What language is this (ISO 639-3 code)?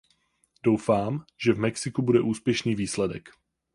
ces